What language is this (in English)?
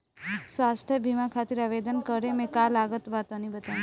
Bhojpuri